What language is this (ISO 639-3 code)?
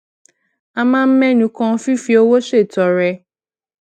yor